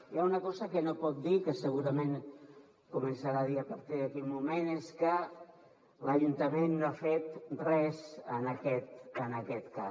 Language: Catalan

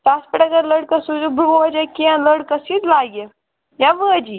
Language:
Kashmiri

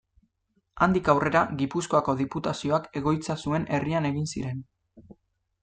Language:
Basque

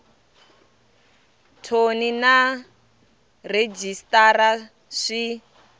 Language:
Tsonga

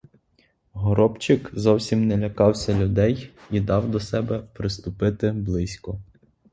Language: Ukrainian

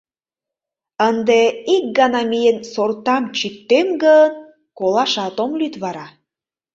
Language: Mari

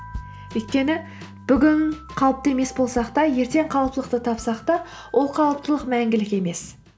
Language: Kazakh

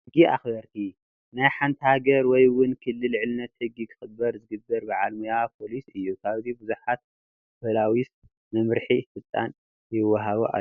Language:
Tigrinya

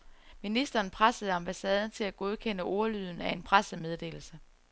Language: Danish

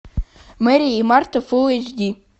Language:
Russian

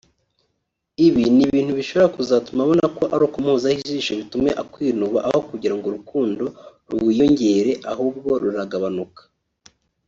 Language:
Kinyarwanda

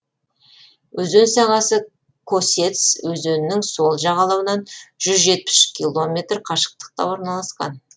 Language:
Kazakh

